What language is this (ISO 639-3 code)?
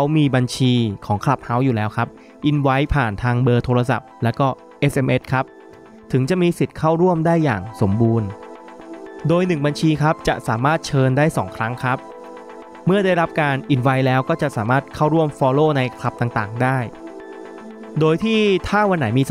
tha